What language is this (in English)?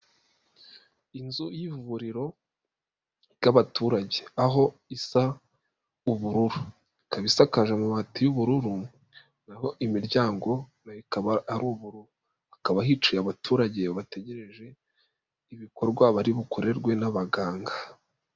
Kinyarwanda